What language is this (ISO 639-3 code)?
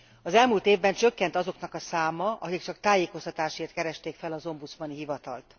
hun